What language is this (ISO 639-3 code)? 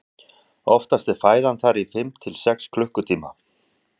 isl